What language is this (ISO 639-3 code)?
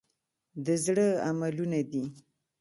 pus